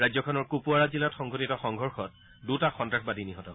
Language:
Assamese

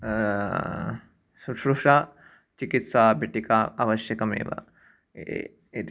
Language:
Sanskrit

